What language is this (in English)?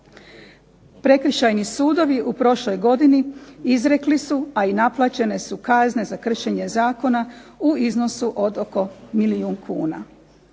Croatian